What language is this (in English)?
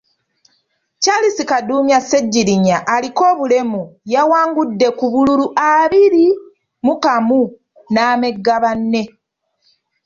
Ganda